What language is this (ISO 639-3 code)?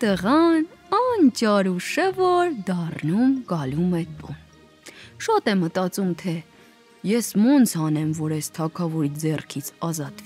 ron